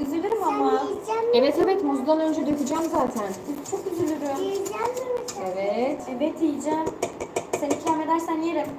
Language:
Turkish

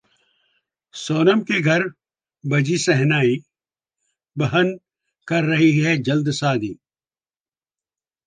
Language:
Hindi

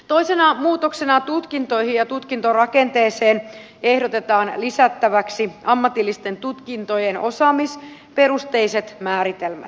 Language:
Finnish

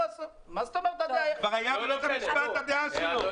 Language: Hebrew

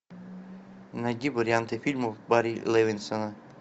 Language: Russian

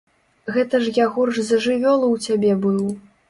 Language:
Belarusian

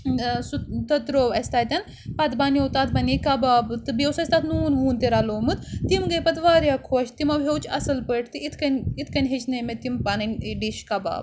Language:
Kashmiri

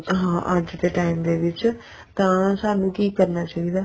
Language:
Punjabi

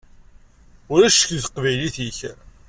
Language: Kabyle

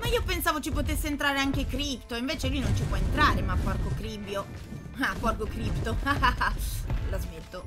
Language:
Italian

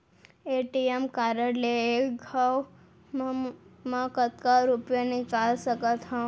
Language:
Chhattisgarhi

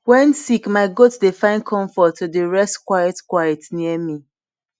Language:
Nigerian Pidgin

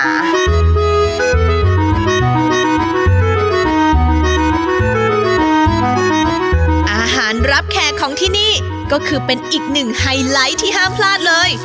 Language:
Thai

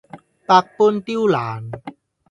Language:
Cantonese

